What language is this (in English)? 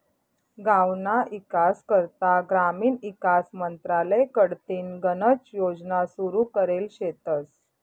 Marathi